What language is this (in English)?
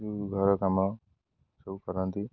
Odia